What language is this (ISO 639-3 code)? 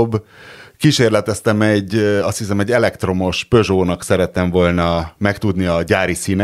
hun